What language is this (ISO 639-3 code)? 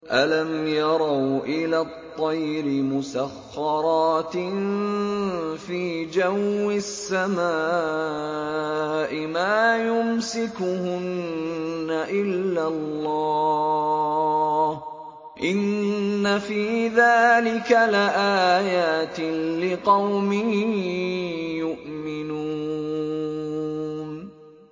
ara